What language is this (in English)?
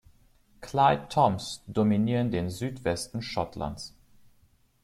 German